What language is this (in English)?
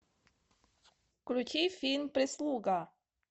Russian